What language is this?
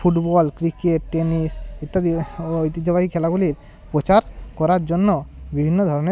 Bangla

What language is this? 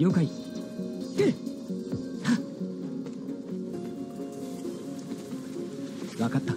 Japanese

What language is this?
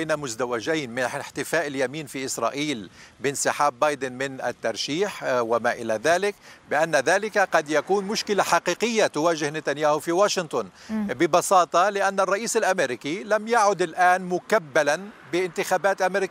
Arabic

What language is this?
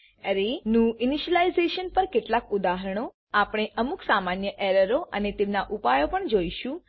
Gujarati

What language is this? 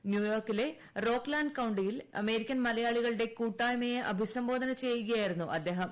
Malayalam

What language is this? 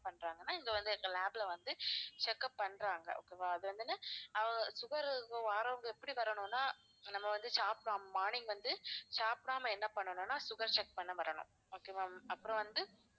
Tamil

